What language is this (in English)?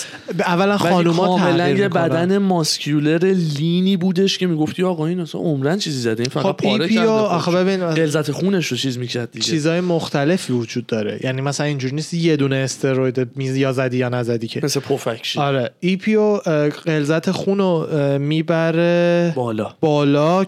Persian